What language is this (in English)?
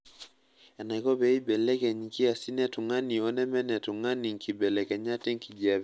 Masai